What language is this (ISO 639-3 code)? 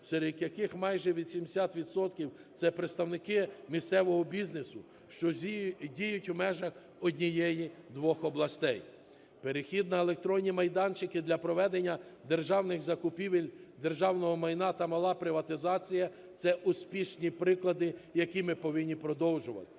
ukr